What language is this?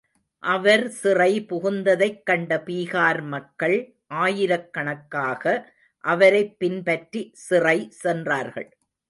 Tamil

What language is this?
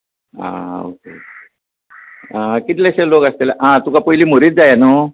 Konkani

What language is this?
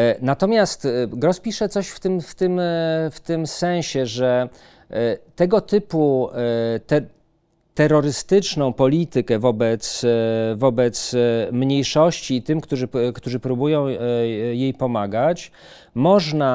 Polish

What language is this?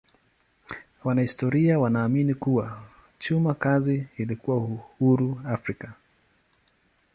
Swahili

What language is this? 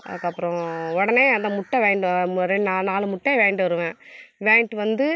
Tamil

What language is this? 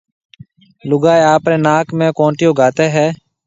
Marwari (Pakistan)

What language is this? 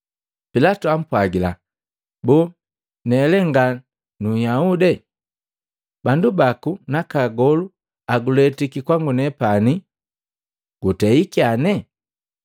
Matengo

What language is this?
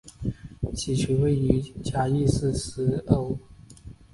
Chinese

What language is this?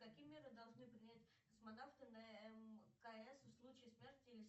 Russian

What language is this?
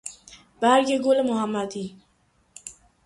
Persian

